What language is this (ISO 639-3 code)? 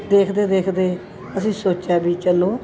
pan